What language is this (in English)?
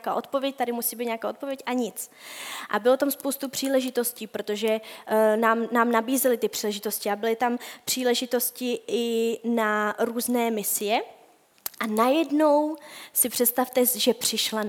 Czech